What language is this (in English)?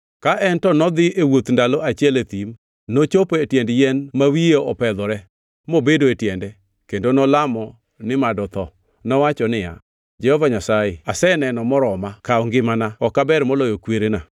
Luo (Kenya and Tanzania)